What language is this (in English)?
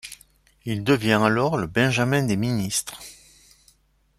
French